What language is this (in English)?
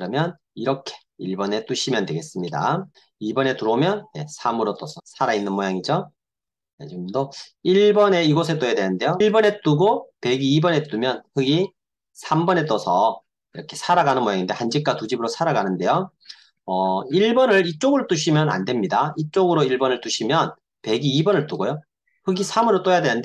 Korean